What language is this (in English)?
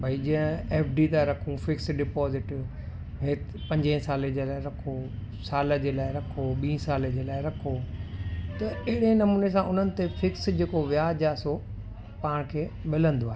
Sindhi